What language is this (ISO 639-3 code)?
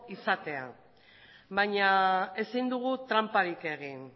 eus